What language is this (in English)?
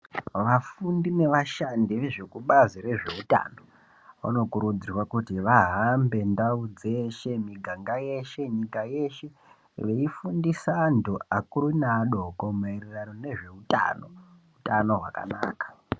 Ndau